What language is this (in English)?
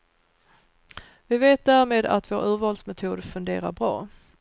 Swedish